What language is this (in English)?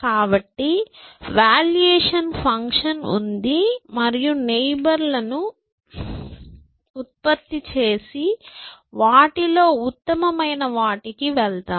Telugu